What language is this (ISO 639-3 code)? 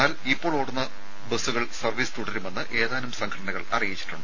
mal